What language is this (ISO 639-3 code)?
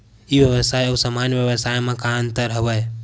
hne